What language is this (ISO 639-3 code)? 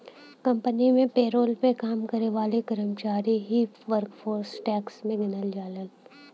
bho